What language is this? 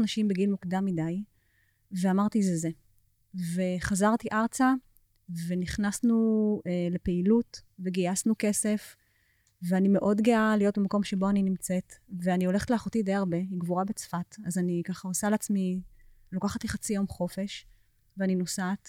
Hebrew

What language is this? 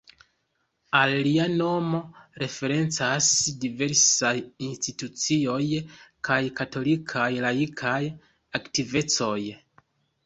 Esperanto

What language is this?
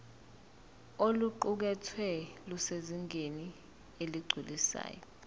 Zulu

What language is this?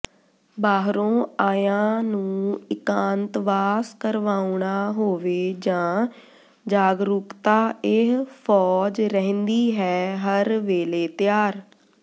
Punjabi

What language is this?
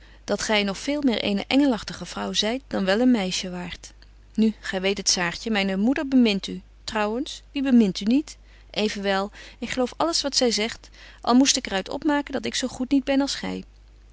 Dutch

